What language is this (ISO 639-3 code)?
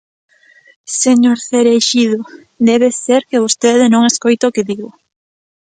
glg